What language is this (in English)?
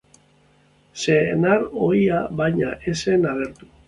Basque